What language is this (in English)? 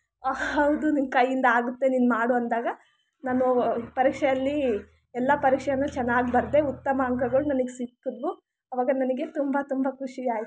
Kannada